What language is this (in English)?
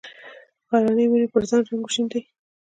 Pashto